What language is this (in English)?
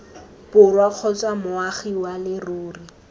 Tswana